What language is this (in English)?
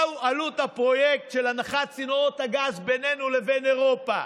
Hebrew